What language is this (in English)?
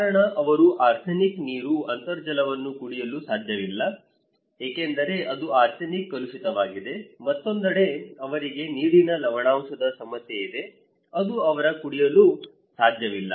Kannada